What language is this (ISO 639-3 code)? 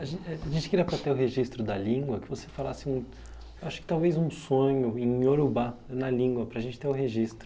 por